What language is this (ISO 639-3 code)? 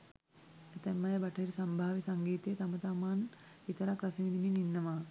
sin